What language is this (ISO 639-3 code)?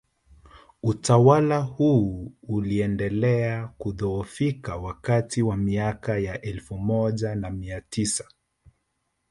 swa